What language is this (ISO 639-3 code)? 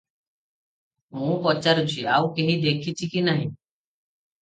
ori